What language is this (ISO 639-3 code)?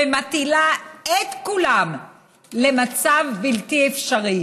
heb